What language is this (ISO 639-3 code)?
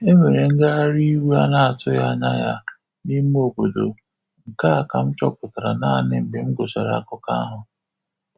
ibo